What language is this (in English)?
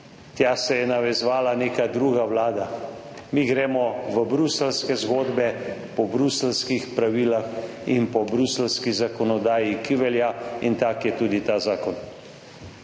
Slovenian